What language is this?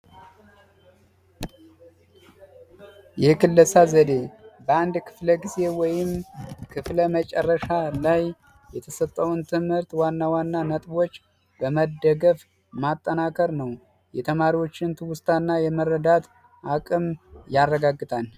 Amharic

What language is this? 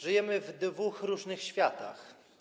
Polish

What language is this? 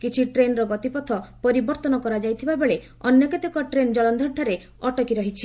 Odia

